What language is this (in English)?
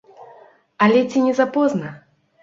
Belarusian